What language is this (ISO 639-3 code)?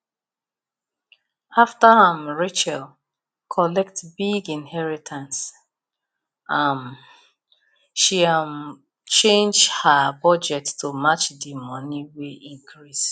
pcm